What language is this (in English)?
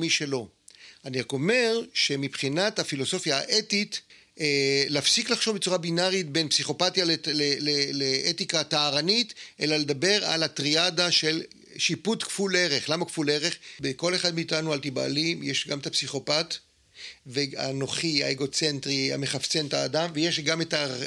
Hebrew